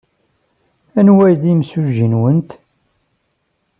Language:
Kabyle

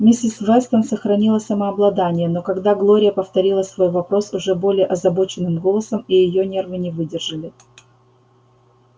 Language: Russian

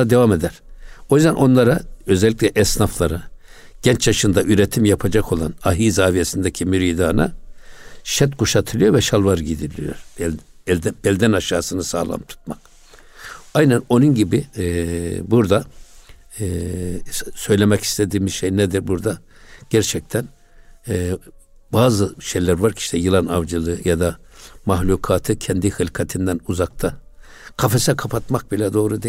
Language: Turkish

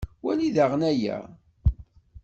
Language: Kabyle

